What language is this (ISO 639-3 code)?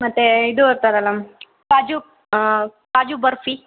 kan